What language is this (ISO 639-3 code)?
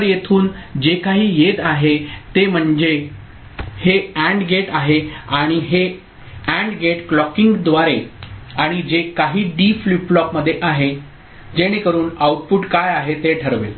mar